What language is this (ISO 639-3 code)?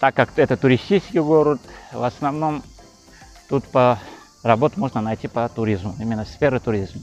rus